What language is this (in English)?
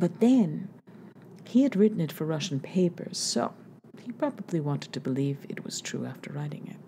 English